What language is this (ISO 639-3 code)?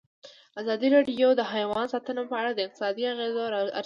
pus